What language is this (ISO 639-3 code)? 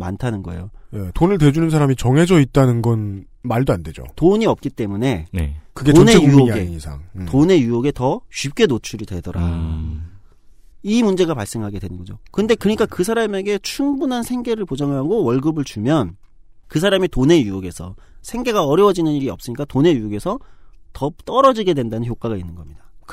kor